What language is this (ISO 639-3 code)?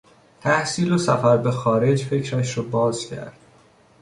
fas